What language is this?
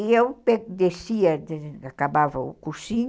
Portuguese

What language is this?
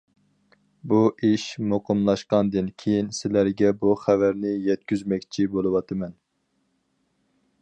Uyghur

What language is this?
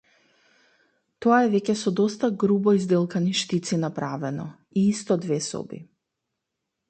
Macedonian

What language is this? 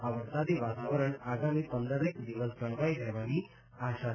Gujarati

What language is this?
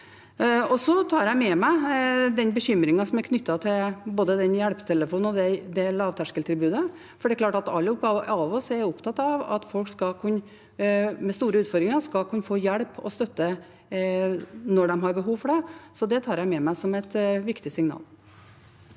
Norwegian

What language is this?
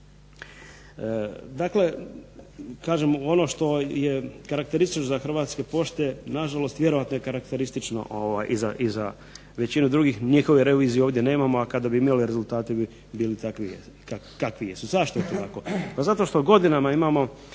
Croatian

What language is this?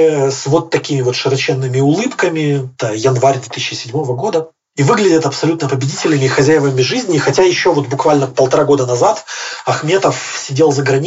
Russian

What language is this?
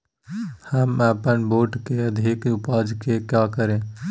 Magahi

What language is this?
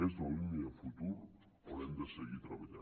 Catalan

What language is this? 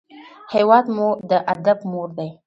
Pashto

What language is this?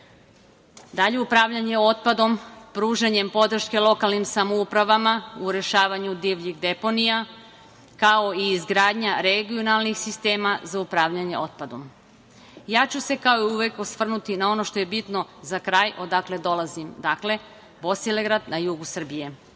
Serbian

